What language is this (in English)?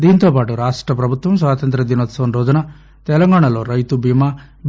Telugu